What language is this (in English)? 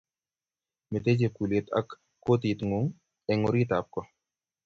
Kalenjin